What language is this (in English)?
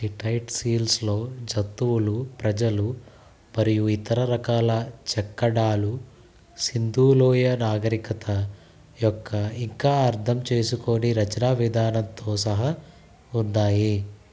Telugu